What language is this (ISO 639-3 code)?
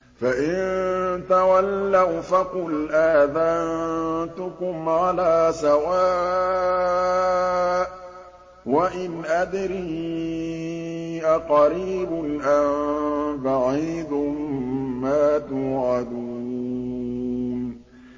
ara